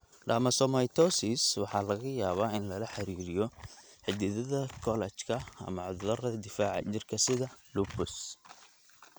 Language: Somali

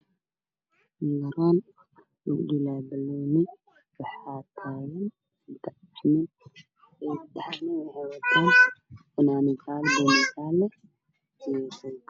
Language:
Somali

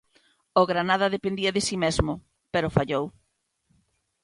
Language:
Galician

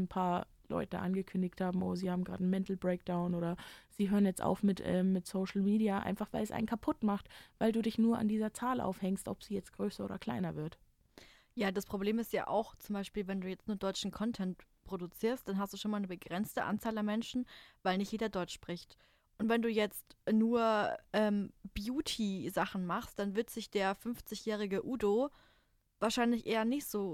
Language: German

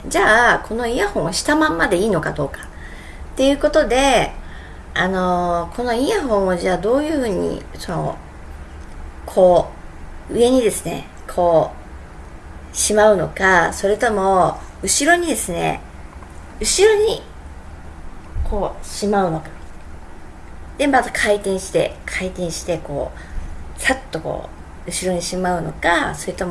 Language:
Japanese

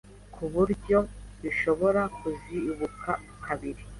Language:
Kinyarwanda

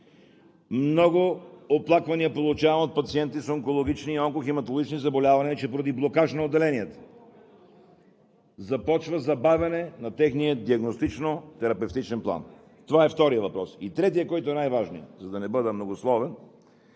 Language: Bulgarian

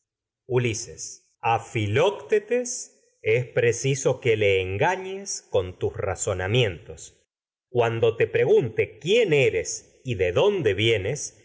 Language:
Spanish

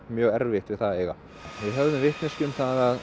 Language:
Icelandic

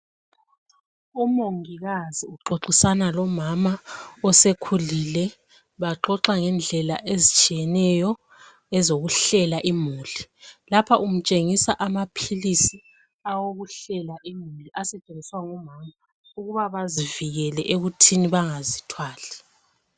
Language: North Ndebele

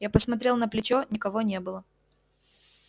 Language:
Russian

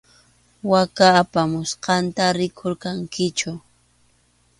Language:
Arequipa-La Unión Quechua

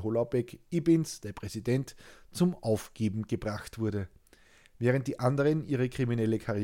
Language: German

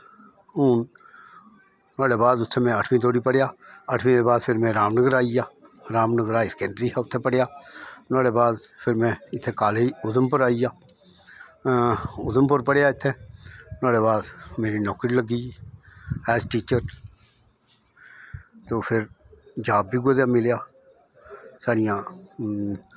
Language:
Dogri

